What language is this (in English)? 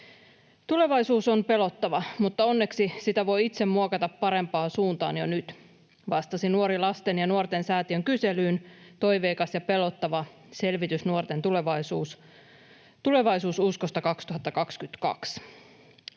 Finnish